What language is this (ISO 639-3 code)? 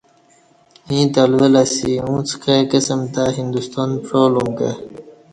bsh